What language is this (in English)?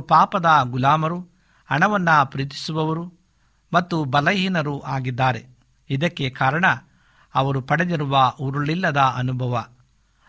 Kannada